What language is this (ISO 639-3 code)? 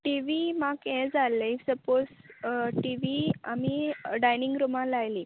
kok